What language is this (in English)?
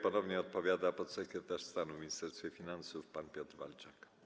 Polish